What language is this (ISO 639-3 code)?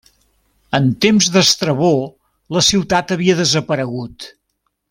cat